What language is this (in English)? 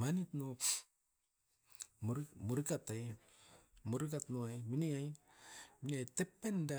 Askopan